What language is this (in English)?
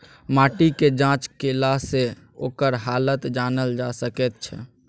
Maithili